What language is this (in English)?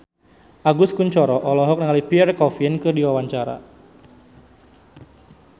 Sundanese